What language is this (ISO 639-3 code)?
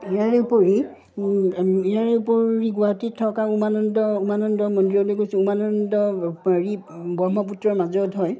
asm